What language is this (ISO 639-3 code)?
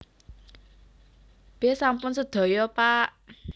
jav